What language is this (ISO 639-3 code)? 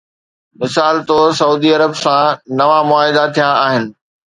snd